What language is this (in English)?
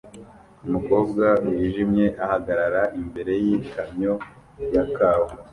Kinyarwanda